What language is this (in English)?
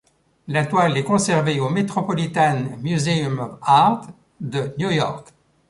French